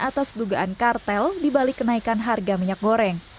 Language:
Indonesian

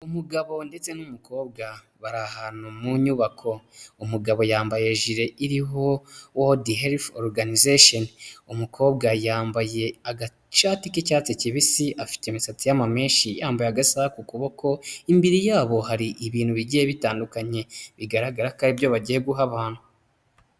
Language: Kinyarwanda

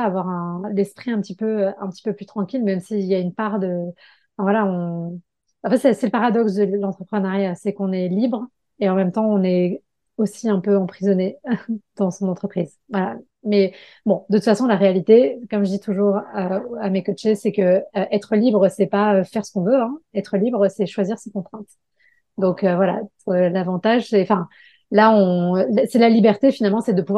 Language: French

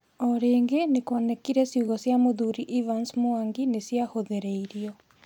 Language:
Kikuyu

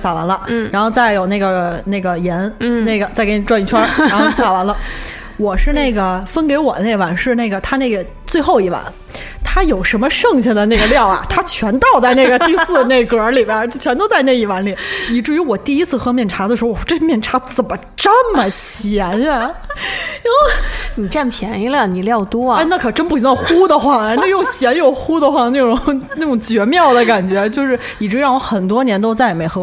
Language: Chinese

